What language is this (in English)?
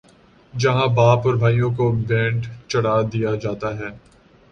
Urdu